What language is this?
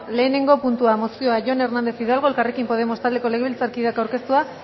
Basque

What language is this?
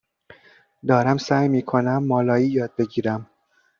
Persian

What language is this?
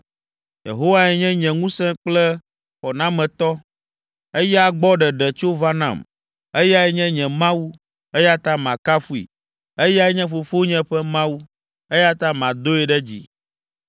Ewe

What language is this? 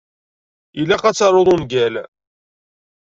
Kabyle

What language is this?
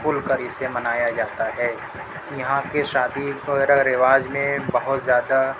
Urdu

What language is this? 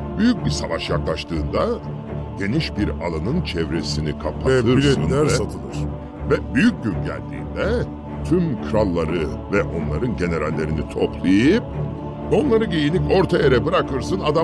Turkish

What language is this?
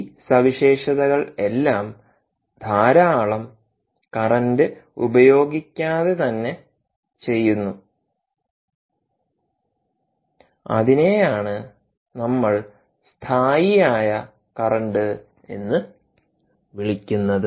Malayalam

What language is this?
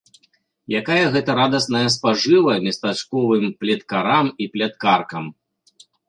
Belarusian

